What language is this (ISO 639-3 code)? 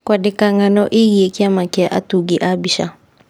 kik